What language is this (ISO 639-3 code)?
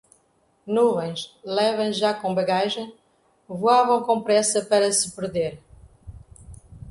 por